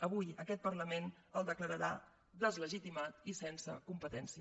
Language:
Catalan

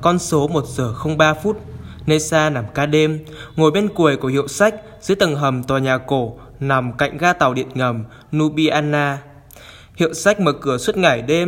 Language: Vietnamese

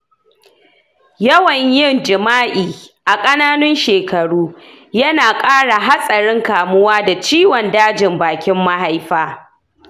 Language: Hausa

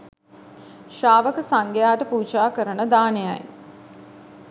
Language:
Sinhala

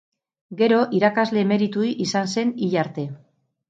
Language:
Basque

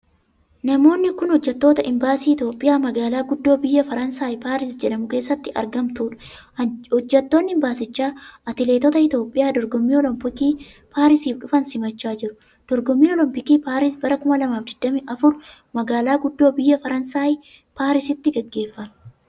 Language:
Oromo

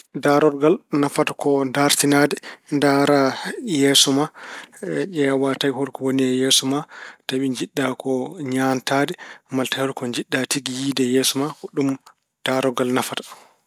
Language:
Fula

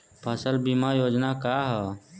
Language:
Bhojpuri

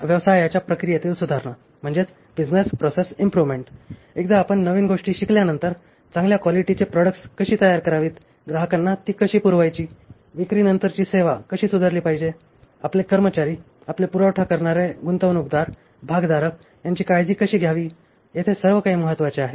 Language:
Marathi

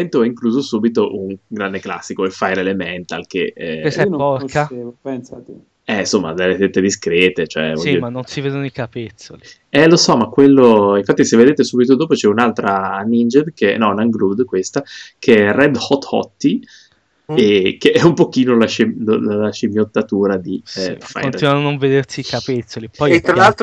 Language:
Italian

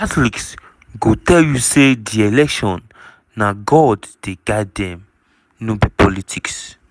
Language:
Nigerian Pidgin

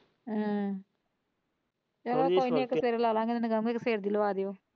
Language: Punjabi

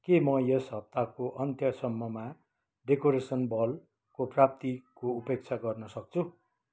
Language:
Nepali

